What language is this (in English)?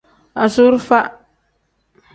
Tem